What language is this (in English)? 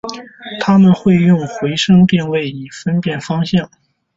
Chinese